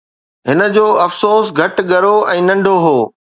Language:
Sindhi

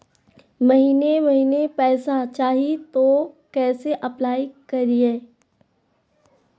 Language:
Magahi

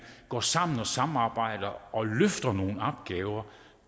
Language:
Danish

